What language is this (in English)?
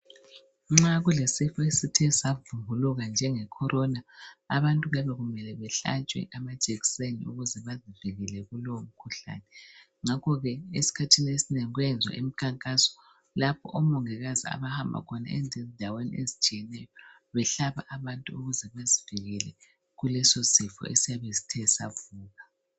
North Ndebele